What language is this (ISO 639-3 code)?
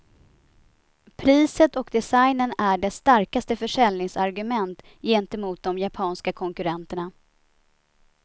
swe